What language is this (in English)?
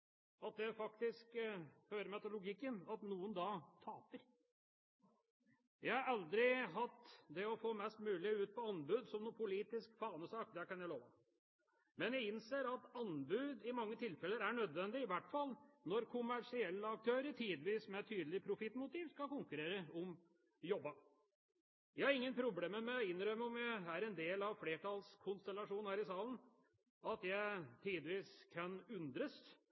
Norwegian Bokmål